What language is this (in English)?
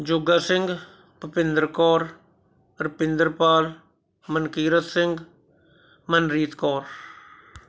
Punjabi